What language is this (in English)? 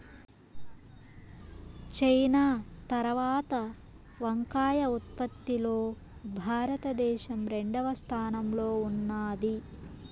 Telugu